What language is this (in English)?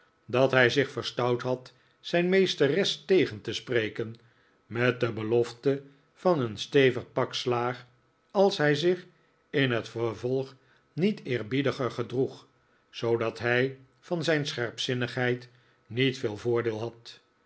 Dutch